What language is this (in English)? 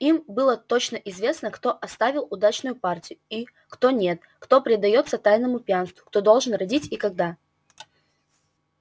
Russian